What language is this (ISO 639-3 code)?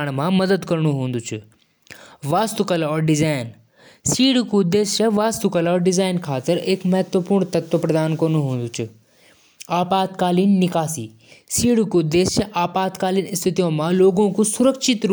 jns